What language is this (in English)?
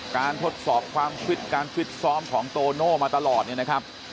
Thai